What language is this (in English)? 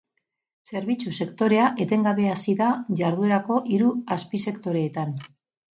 Basque